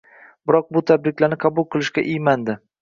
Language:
Uzbek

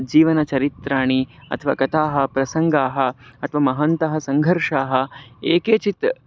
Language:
Sanskrit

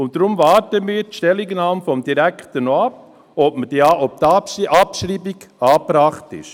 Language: Swiss German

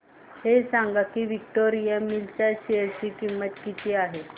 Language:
Marathi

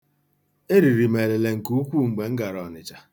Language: Igbo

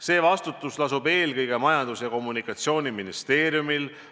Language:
Estonian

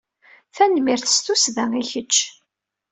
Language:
Kabyle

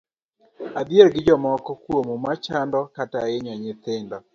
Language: Luo (Kenya and Tanzania)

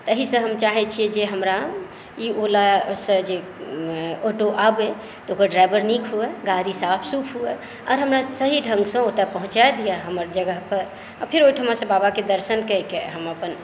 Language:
Maithili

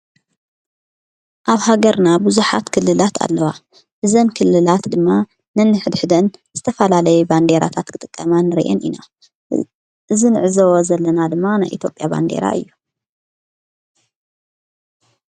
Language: Tigrinya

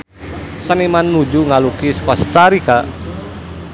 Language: Sundanese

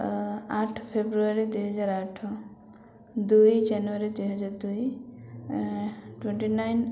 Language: Odia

